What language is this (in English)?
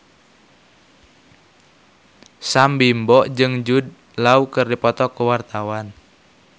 Sundanese